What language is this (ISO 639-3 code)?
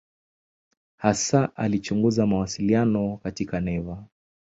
swa